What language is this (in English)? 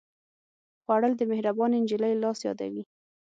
Pashto